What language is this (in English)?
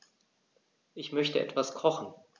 German